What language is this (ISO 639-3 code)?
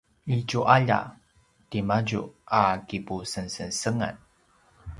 pwn